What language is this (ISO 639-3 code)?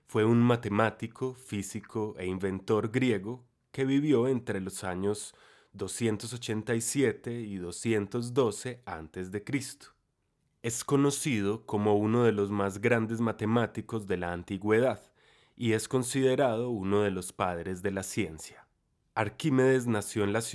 spa